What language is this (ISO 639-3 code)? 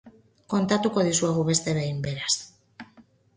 eus